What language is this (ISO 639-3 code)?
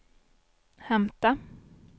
swe